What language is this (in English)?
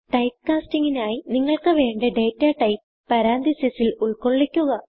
Malayalam